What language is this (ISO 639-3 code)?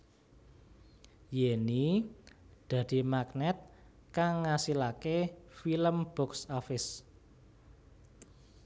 jav